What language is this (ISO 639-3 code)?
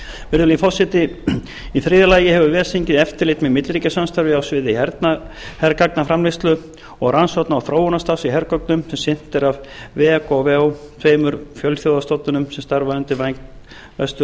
isl